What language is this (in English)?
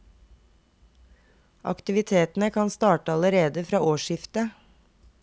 Norwegian